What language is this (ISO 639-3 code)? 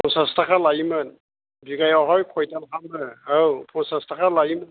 brx